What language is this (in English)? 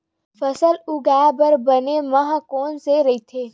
Chhattisgarhi